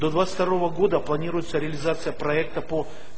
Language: Russian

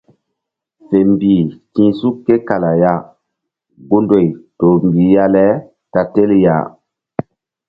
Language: Mbum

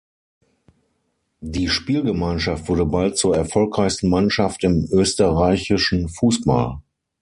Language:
German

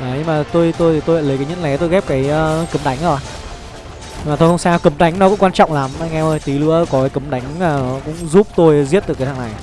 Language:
Vietnamese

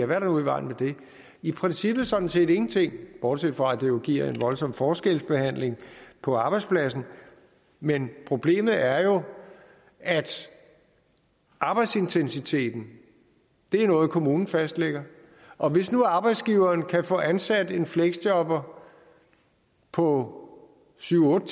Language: Danish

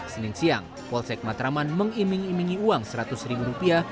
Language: Indonesian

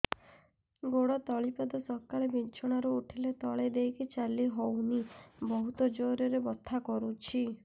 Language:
Odia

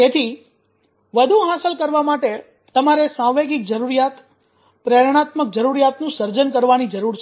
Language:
Gujarati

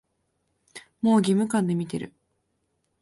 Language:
Japanese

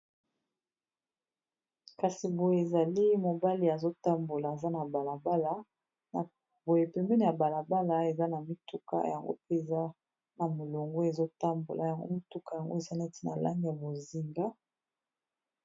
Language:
Lingala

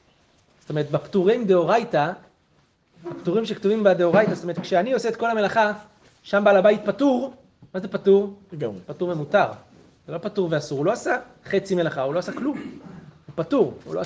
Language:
Hebrew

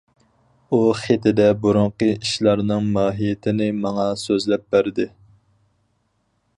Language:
Uyghur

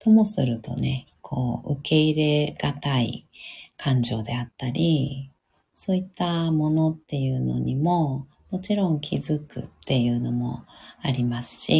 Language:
Japanese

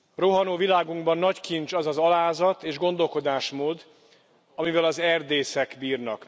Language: Hungarian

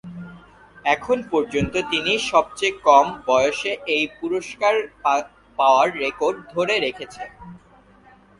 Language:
Bangla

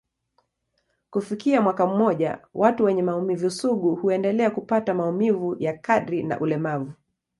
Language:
Swahili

